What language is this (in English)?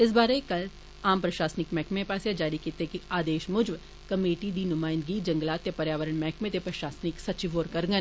Dogri